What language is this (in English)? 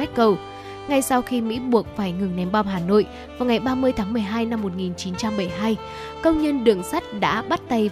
Vietnamese